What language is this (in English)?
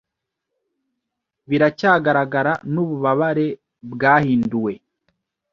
Kinyarwanda